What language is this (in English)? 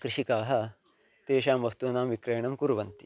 Sanskrit